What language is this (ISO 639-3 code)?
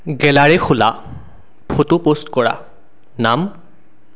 asm